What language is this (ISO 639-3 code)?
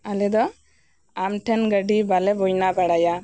sat